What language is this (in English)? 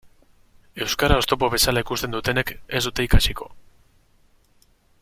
Basque